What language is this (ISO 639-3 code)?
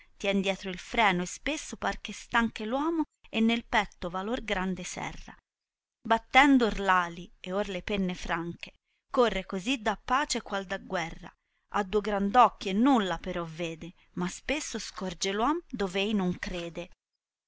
ita